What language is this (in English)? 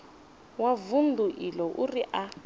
Venda